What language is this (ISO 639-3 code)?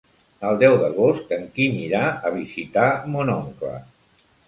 cat